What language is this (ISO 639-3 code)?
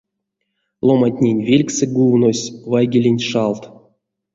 myv